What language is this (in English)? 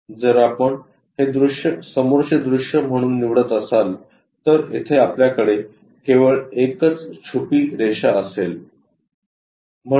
Marathi